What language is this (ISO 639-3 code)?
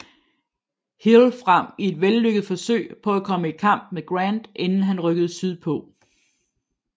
dan